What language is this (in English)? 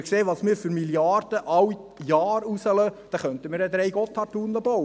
Swiss German